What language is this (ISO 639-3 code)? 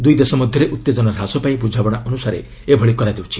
ori